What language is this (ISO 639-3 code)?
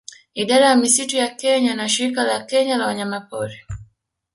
swa